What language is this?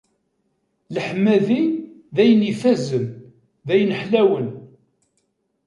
Kabyle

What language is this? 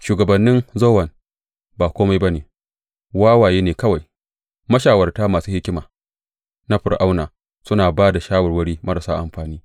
Hausa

